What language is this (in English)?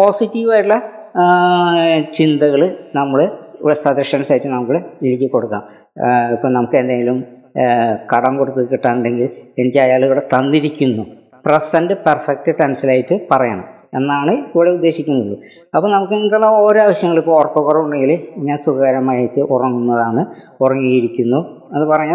Malayalam